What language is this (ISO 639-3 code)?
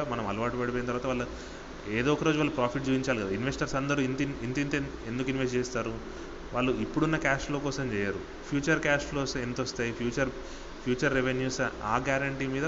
tel